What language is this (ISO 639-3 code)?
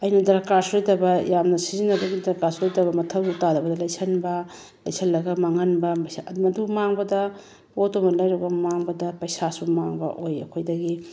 mni